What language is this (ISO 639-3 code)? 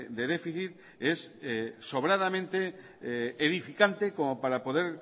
spa